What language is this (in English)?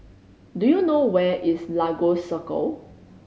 English